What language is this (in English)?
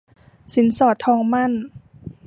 Thai